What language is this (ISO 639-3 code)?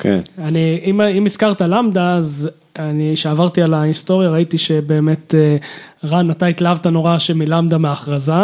heb